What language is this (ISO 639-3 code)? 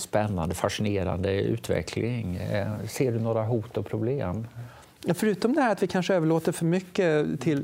swe